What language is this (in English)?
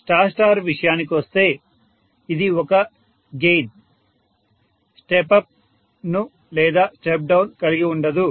Telugu